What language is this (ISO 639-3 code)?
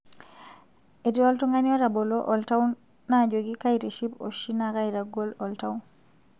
mas